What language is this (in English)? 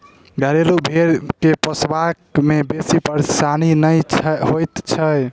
Maithili